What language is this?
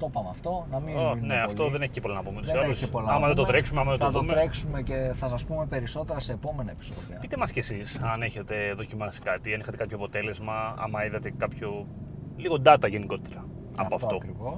Greek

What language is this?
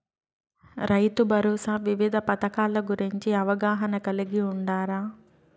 Telugu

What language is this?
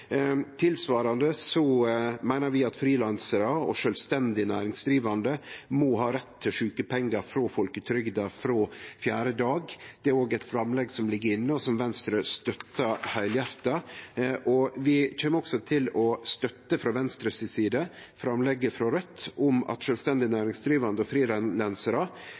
Norwegian Nynorsk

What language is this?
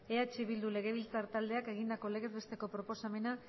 Basque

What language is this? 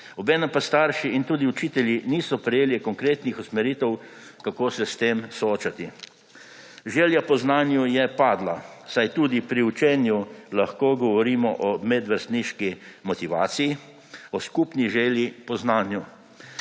Slovenian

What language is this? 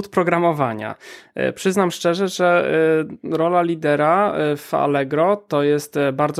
Polish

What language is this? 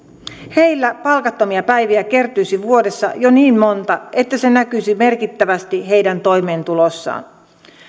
Finnish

